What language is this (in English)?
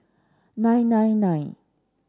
English